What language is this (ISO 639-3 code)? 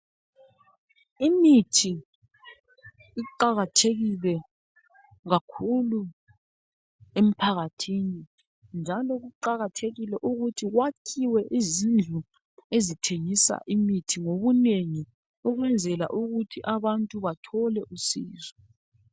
nde